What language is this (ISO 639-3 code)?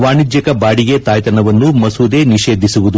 kan